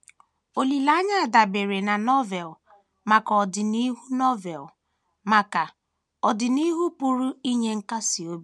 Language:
Igbo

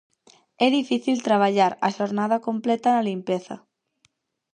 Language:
Galician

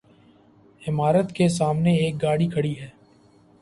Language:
Urdu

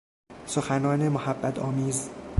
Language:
Persian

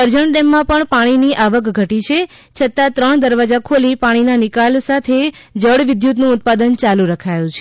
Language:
Gujarati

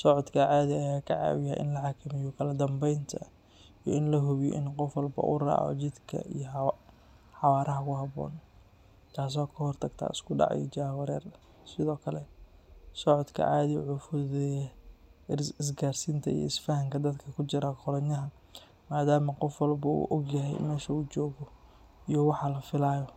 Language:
Somali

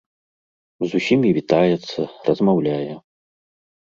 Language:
Belarusian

